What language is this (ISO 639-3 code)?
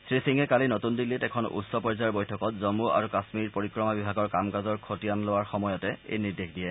asm